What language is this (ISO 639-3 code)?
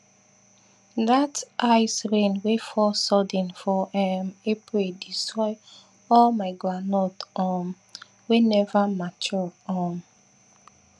pcm